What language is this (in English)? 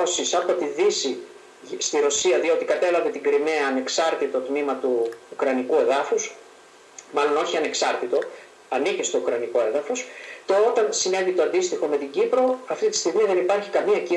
Greek